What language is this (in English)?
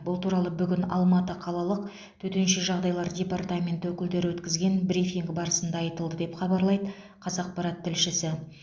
Kazakh